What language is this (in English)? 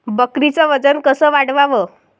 Marathi